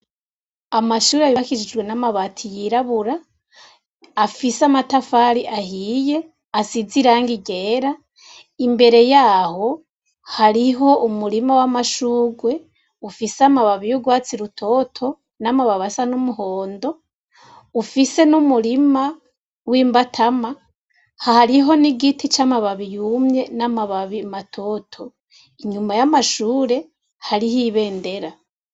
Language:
Rundi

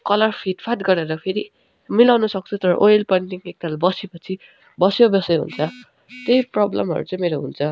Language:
Nepali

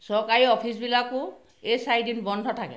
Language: Assamese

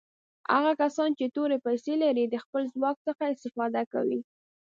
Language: Pashto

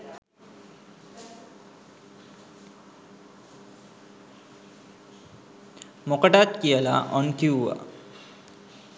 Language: Sinhala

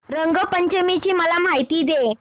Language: Marathi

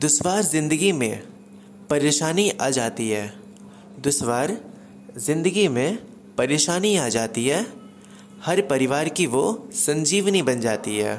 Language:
Hindi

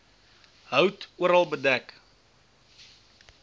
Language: Afrikaans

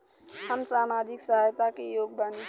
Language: Bhojpuri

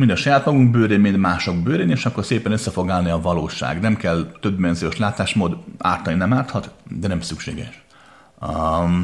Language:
Hungarian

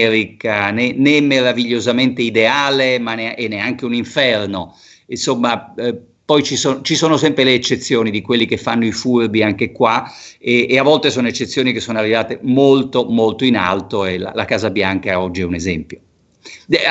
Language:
Italian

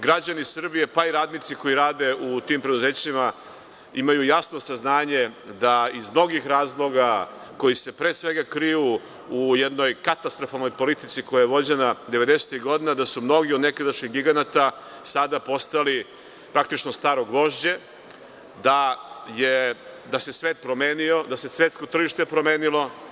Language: Serbian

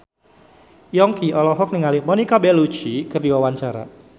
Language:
Sundanese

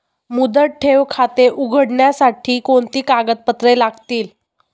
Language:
Marathi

